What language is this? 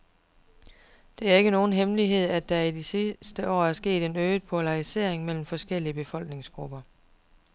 Danish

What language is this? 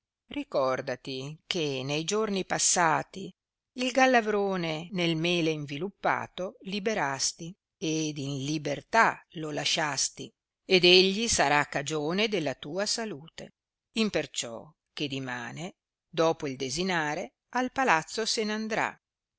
Italian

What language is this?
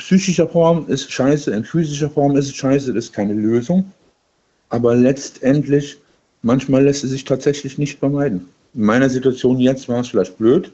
German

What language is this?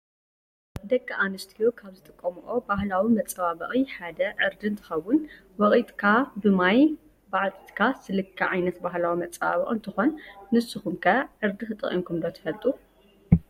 Tigrinya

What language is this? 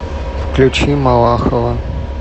Russian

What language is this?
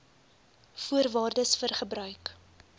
Afrikaans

